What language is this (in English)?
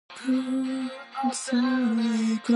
English